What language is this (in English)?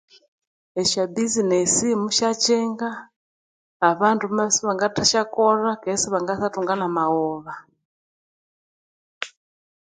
Konzo